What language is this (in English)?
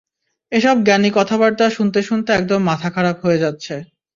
Bangla